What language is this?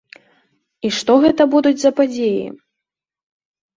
Belarusian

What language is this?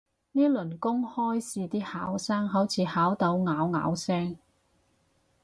Cantonese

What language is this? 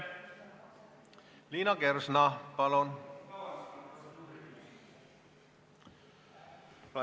Estonian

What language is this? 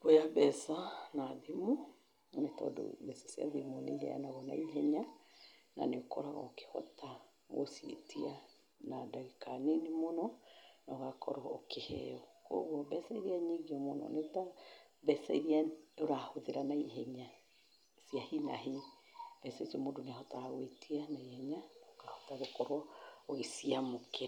Kikuyu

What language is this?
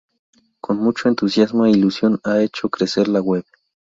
Spanish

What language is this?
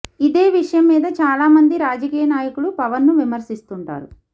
Telugu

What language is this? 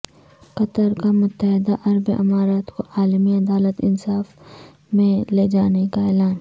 Urdu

